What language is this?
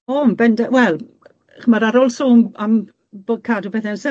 Welsh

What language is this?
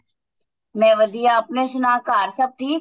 Punjabi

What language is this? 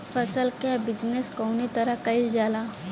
Bhojpuri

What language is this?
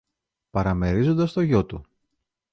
Greek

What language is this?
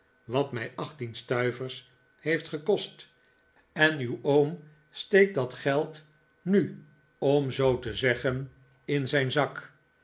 Dutch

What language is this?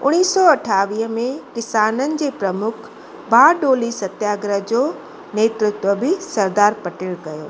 Sindhi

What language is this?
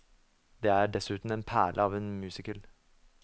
Norwegian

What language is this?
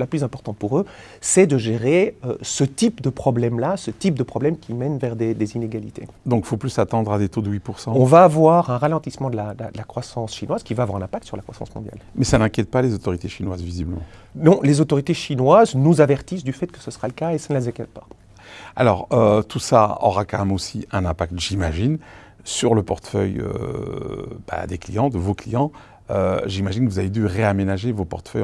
French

